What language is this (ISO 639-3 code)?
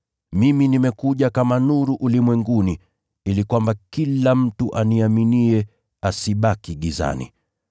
swa